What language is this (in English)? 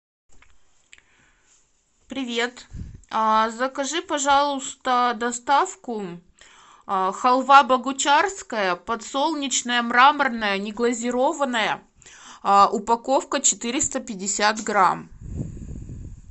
Russian